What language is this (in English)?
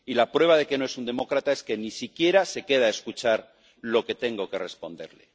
Spanish